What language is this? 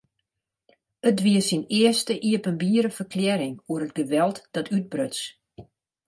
Western Frisian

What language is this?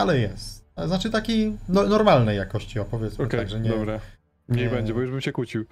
Polish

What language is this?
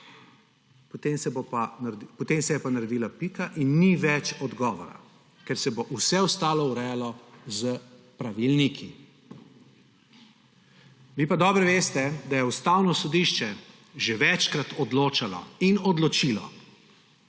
Slovenian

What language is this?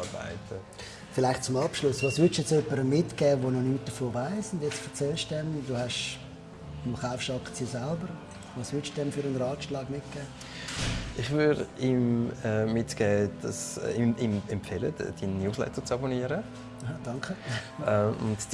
German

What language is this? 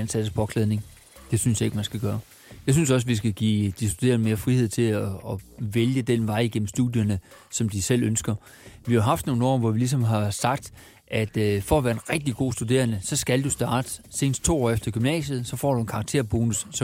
Danish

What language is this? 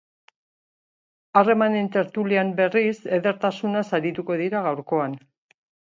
Basque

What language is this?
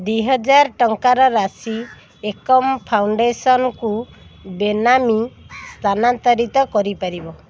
Odia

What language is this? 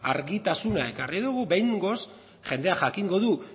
Basque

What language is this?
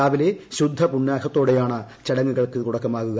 Malayalam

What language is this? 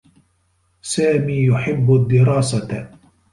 Arabic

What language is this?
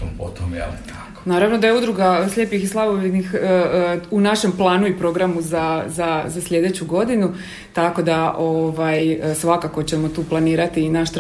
Croatian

